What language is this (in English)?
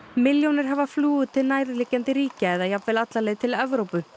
Icelandic